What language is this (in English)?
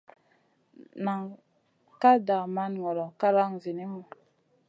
Masana